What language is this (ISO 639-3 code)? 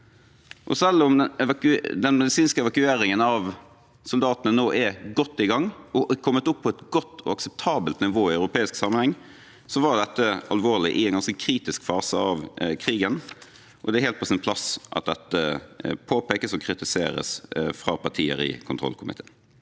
nor